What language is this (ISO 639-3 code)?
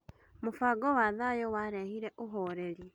kik